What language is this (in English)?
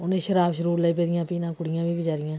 Dogri